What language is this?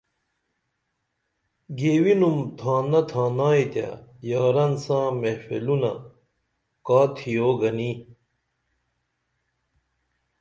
Dameli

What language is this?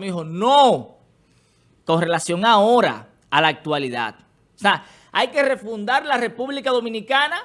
Spanish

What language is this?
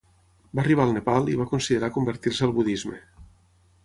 Catalan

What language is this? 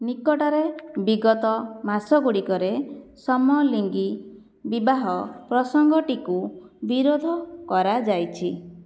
Odia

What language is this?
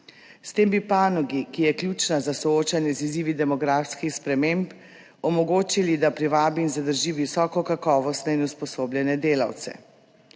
Slovenian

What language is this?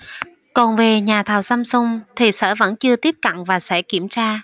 Vietnamese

